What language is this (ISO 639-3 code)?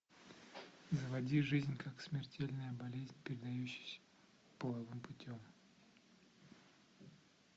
rus